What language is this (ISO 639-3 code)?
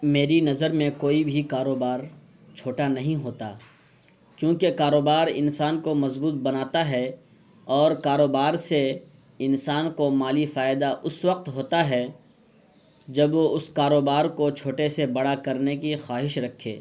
urd